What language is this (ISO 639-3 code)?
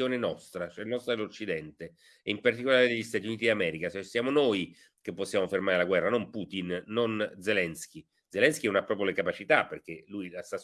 ita